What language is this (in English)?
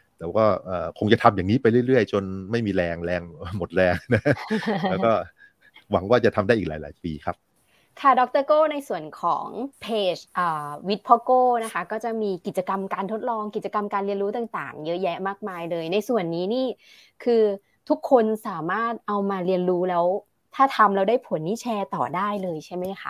Thai